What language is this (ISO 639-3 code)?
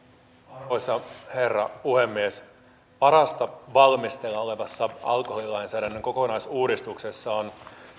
fin